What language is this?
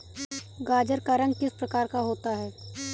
Hindi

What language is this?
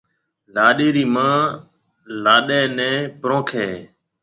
Marwari (Pakistan)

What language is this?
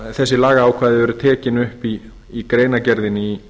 Icelandic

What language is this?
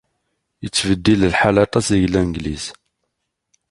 Kabyle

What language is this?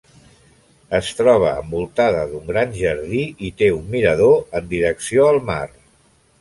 Catalan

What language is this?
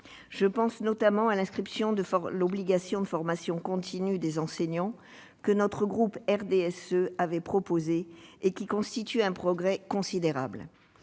French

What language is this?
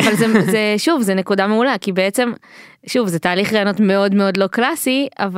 Hebrew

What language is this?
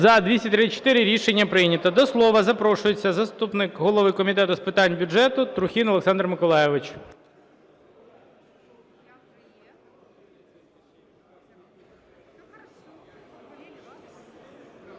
Ukrainian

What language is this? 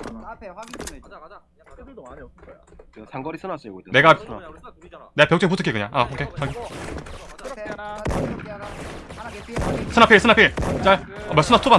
Korean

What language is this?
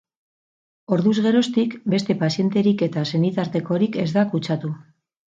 Basque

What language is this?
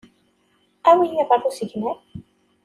Kabyle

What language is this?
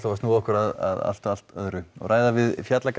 Icelandic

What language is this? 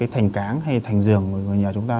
Vietnamese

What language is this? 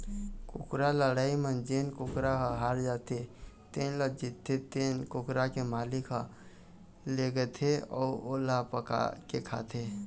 Chhattisgarhi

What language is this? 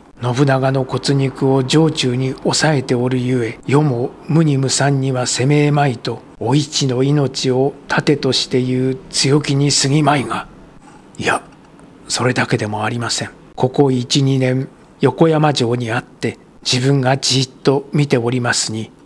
Japanese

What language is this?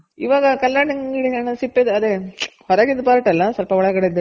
Kannada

